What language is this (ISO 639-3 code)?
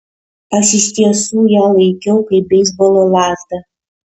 lit